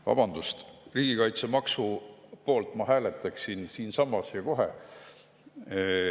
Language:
Estonian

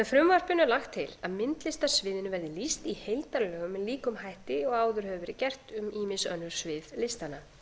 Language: Icelandic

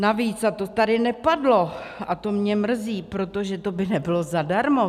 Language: Czech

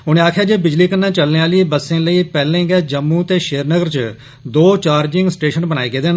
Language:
Dogri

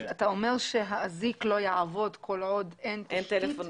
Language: Hebrew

